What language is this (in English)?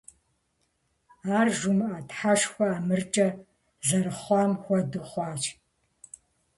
Kabardian